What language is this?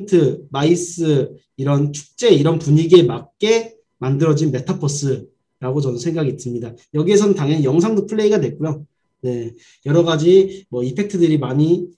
Korean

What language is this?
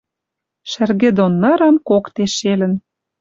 Western Mari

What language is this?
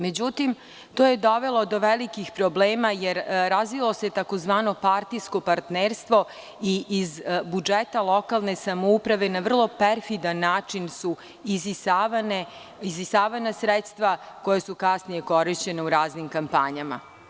Serbian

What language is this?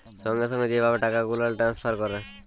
Bangla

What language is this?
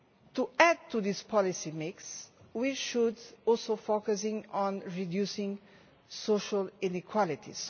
English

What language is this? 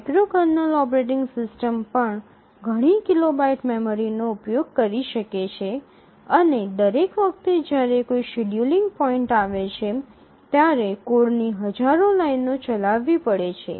Gujarati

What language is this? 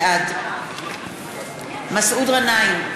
Hebrew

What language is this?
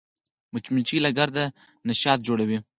Pashto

